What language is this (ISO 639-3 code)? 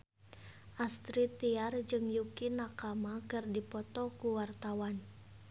sun